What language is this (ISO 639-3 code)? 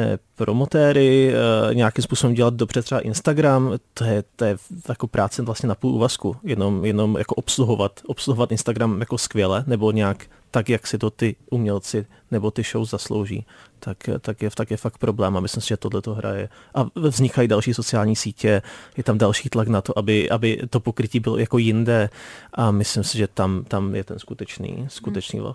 ces